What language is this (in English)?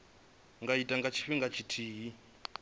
Venda